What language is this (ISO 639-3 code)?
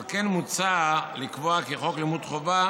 heb